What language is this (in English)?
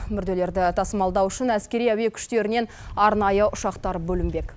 Kazakh